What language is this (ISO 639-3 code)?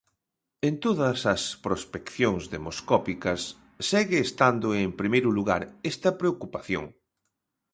glg